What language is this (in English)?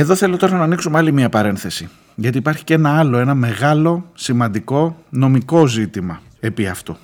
Greek